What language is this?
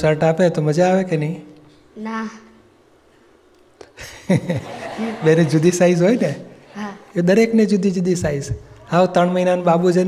Gujarati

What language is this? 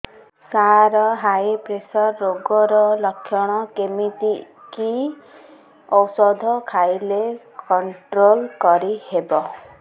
Odia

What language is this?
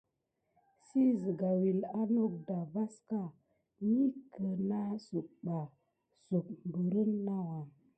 Gidar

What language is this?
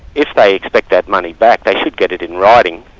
English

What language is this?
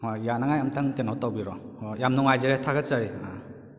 Manipuri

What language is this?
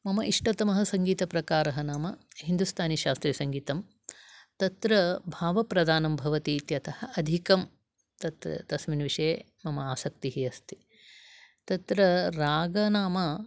Sanskrit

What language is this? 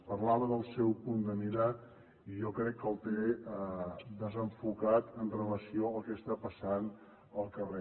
Catalan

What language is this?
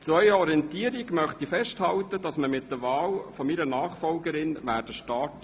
Swiss German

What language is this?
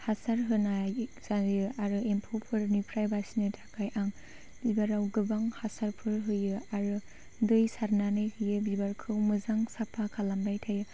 Bodo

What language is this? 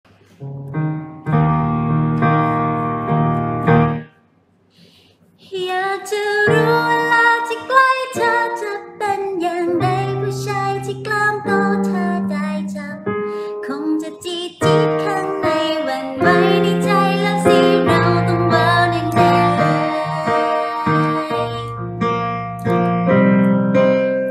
Thai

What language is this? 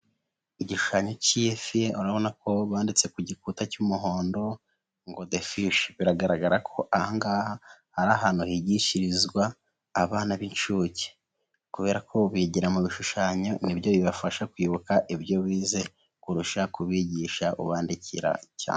Kinyarwanda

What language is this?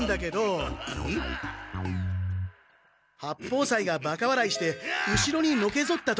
Japanese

